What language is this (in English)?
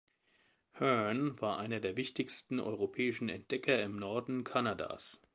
German